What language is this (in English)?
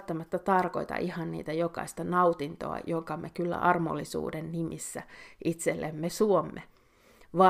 Finnish